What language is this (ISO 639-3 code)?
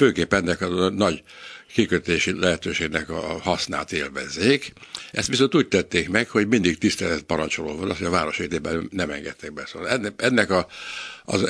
hun